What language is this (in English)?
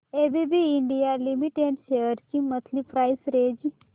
Marathi